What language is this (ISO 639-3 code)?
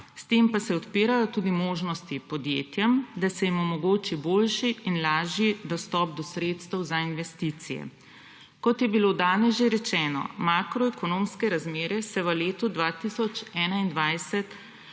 slv